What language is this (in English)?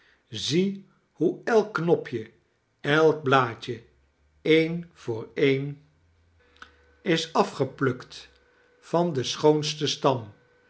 Dutch